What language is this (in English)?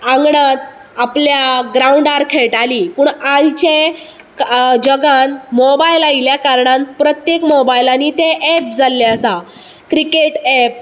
Konkani